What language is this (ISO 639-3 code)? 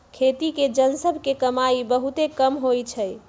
mag